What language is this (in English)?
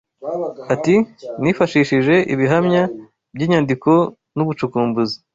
Kinyarwanda